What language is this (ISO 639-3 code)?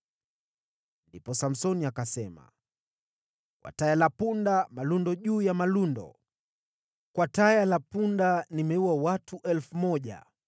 swa